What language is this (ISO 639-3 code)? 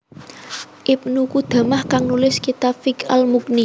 jav